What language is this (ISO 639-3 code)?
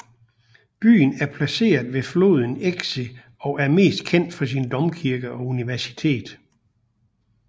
dan